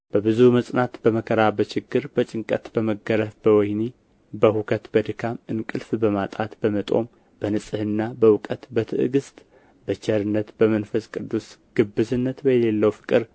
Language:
Amharic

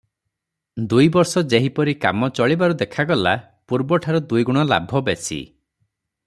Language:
Odia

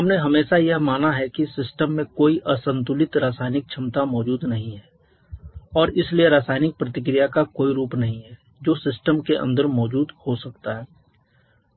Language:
Hindi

